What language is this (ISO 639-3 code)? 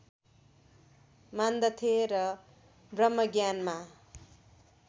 nep